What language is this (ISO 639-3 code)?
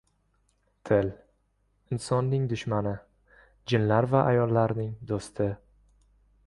uzb